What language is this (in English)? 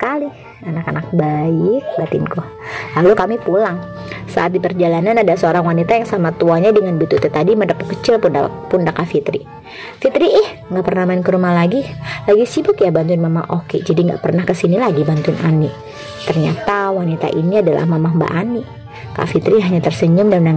Indonesian